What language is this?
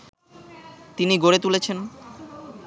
Bangla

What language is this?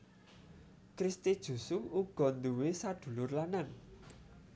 Javanese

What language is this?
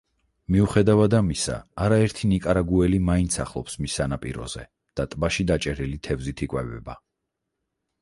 Georgian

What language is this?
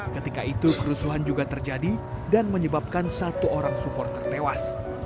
Indonesian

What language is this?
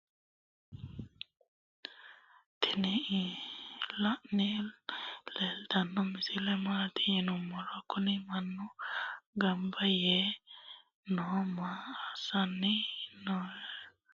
Sidamo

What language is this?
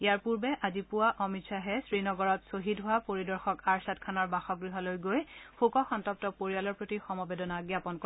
Assamese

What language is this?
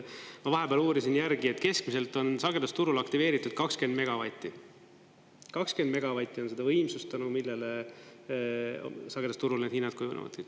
Estonian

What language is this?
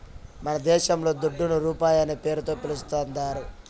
Telugu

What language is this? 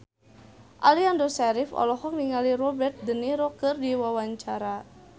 Sundanese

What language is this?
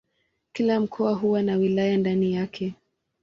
Swahili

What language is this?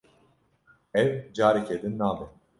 Kurdish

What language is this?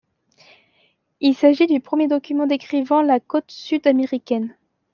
French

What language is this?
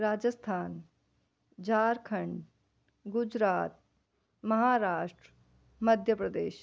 Sindhi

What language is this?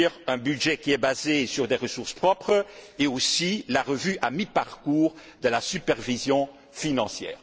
French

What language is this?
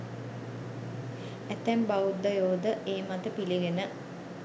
Sinhala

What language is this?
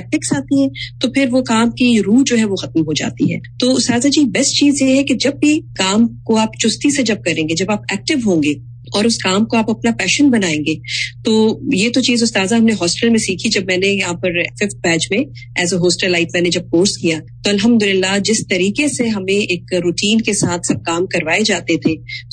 Urdu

